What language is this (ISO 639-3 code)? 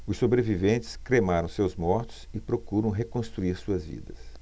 por